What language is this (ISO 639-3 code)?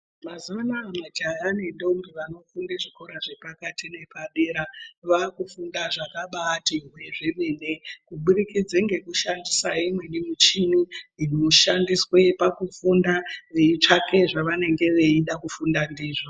ndc